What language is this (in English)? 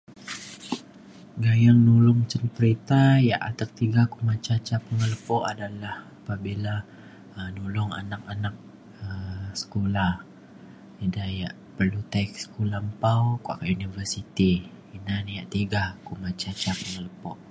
Mainstream Kenyah